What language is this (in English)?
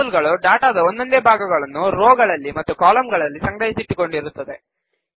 Kannada